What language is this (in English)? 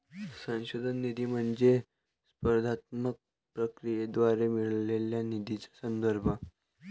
Marathi